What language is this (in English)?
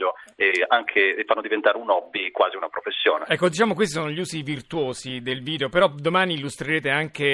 Italian